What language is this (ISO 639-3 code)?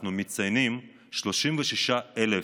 heb